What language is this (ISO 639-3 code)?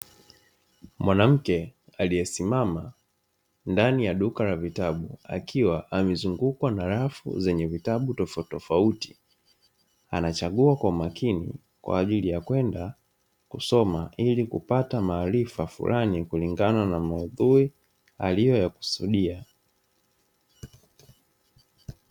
swa